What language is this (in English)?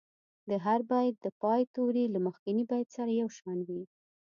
Pashto